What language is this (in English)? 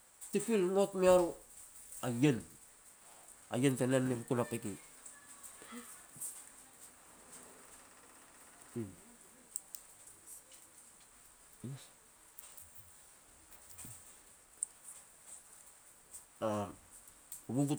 Petats